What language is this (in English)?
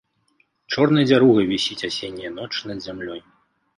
Belarusian